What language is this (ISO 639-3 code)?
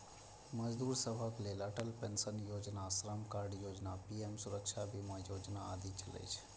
mai